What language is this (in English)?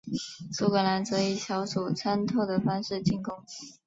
Chinese